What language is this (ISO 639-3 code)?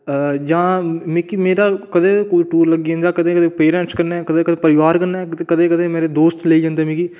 doi